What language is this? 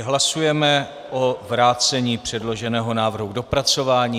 Czech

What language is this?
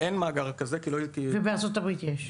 Hebrew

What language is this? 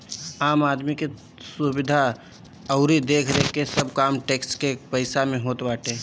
Bhojpuri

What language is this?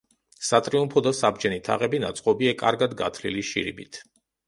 Georgian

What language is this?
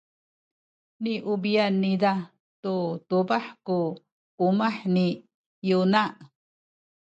Sakizaya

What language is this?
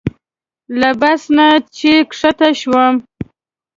Pashto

